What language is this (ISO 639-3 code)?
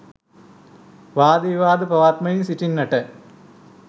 sin